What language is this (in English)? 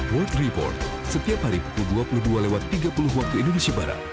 Indonesian